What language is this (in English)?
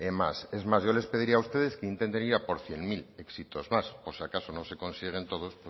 Spanish